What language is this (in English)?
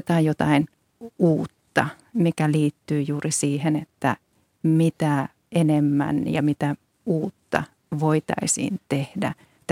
Finnish